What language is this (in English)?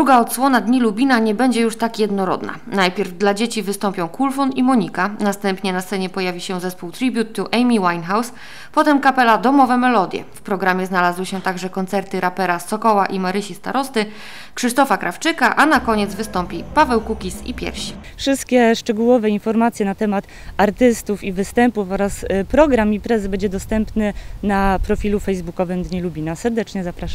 Polish